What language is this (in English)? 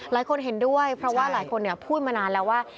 Thai